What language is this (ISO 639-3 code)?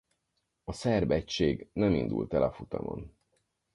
hun